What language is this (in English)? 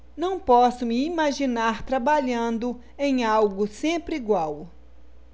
Portuguese